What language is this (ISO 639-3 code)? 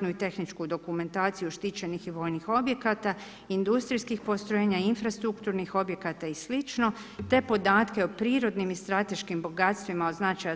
hrv